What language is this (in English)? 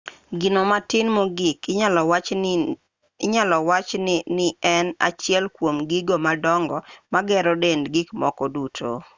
Luo (Kenya and Tanzania)